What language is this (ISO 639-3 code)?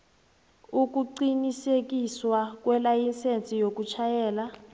nbl